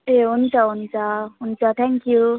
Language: Nepali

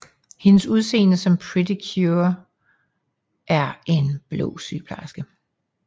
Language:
Danish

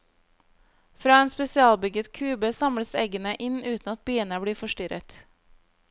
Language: Norwegian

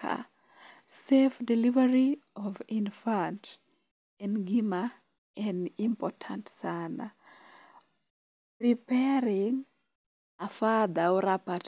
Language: Luo (Kenya and Tanzania)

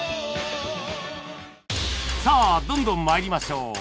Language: Japanese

